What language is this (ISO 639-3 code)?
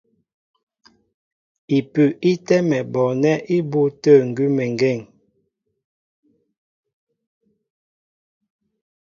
mbo